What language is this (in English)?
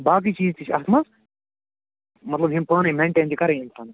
Kashmiri